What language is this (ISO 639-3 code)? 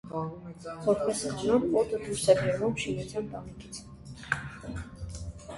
hye